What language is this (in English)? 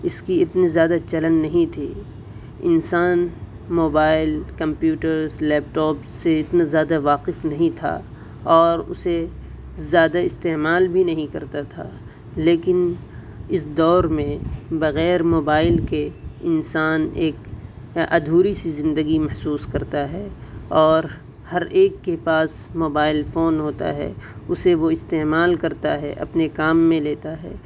Urdu